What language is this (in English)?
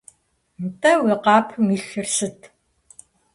Kabardian